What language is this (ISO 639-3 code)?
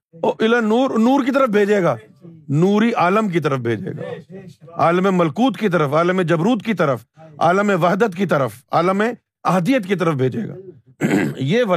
urd